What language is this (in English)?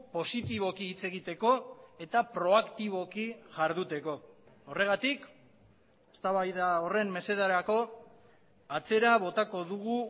Basque